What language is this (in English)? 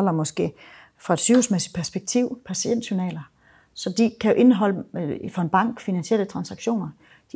Danish